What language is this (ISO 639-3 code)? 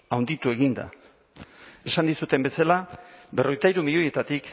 eus